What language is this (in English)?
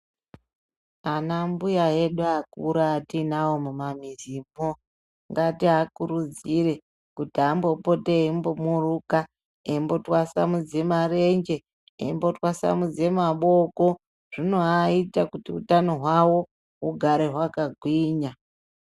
Ndau